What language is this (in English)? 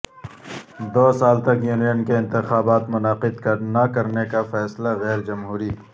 Urdu